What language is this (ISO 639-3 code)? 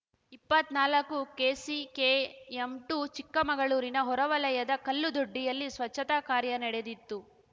kan